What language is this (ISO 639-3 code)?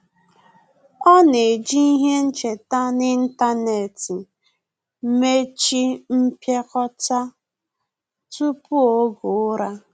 ibo